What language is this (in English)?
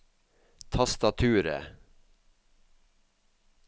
Norwegian